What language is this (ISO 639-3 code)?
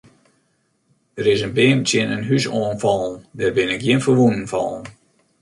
fry